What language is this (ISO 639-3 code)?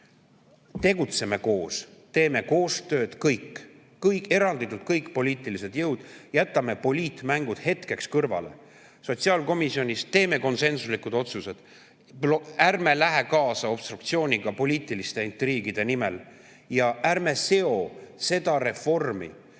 est